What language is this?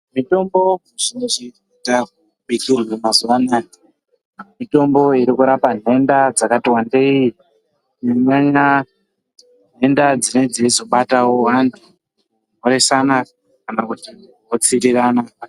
Ndau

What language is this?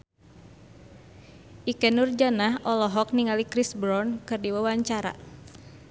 Sundanese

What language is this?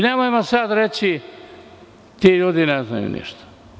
Serbian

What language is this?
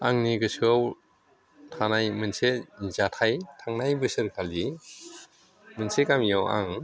Bodo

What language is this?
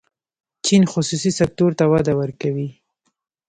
Pashto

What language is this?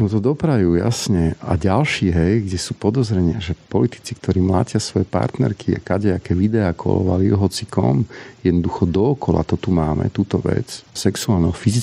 Slovak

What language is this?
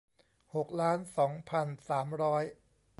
Thai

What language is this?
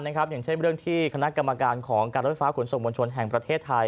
Thai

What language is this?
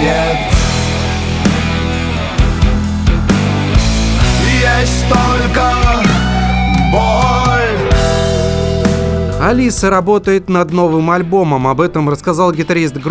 Russian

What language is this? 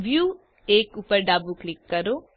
Gujarati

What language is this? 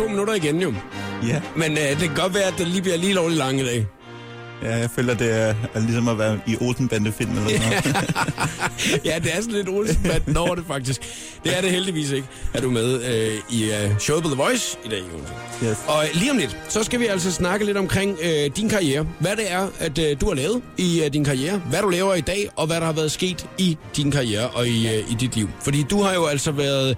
Danish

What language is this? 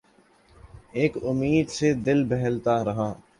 Urdu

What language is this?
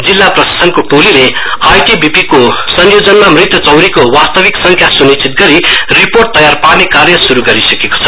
Nepali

